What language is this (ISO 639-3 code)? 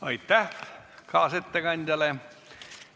est